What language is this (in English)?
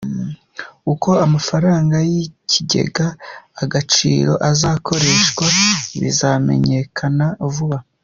Kinyarwanda